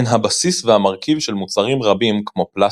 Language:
Hebrew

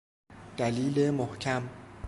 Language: Persian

